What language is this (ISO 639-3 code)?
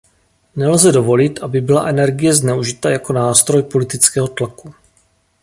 ces